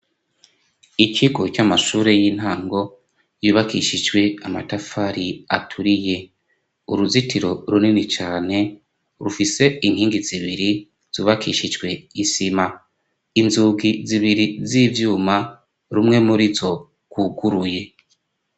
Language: Rundi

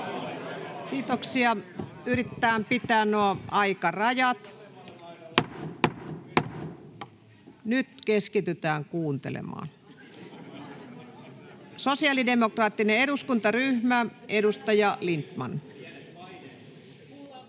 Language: Finnish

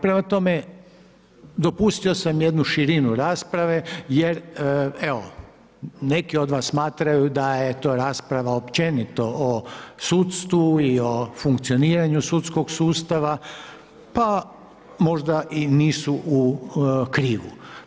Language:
Croatian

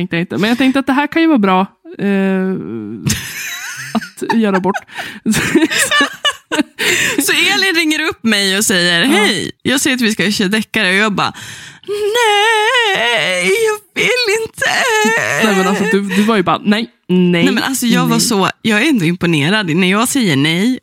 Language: Swedish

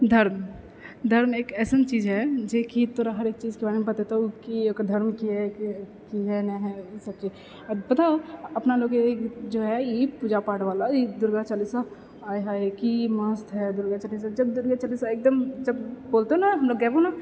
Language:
Maithili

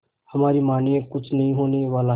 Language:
Hindi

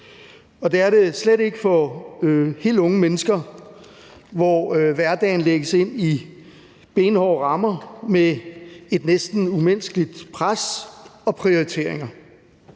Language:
Danish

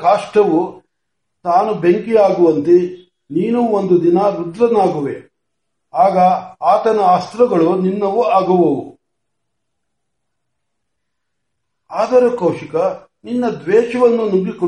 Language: Marathi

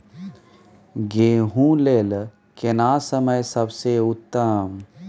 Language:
Maithili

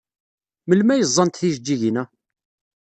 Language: Kabyle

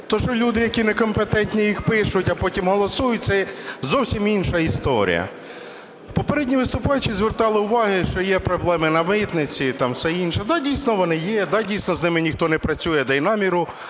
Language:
Ukrainian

